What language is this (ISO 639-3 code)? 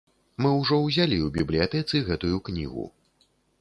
bel